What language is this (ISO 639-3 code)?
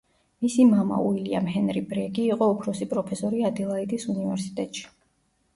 kat